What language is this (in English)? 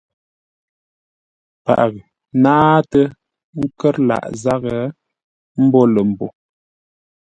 Ngombale